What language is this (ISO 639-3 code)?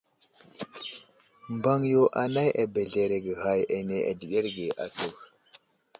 udl